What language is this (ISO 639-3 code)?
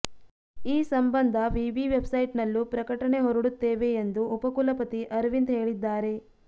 kan